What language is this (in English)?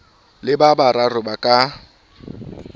Southern Sotho